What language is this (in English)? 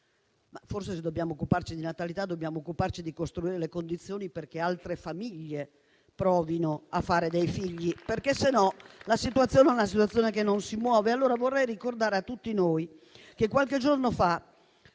Italian